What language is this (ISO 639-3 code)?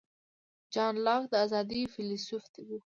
pus